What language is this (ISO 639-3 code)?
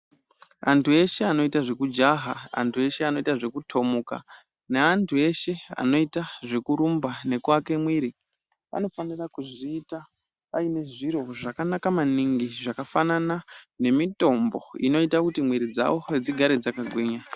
ndc